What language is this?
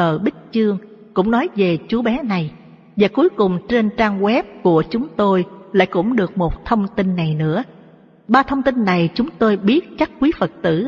Vietnamese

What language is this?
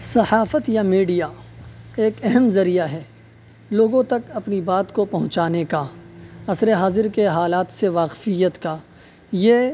Urdu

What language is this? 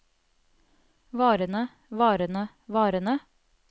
Norwegian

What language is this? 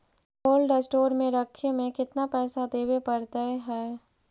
Magahi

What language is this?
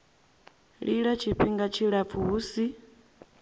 Venda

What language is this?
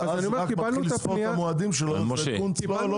Hebrew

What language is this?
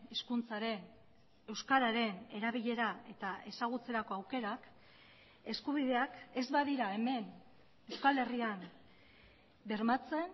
Basque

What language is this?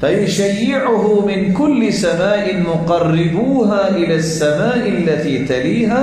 Arabic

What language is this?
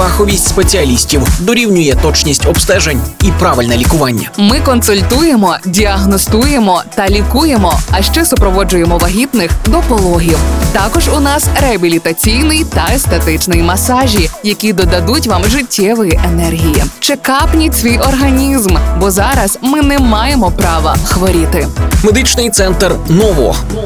Ukrainian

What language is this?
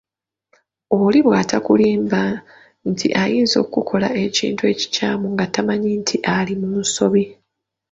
Ganda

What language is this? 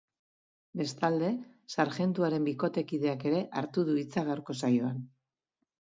Basque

